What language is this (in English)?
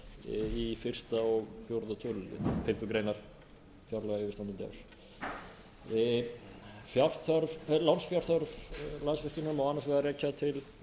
Icelandic